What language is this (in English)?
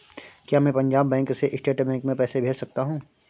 Hindi